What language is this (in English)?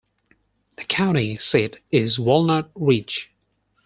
English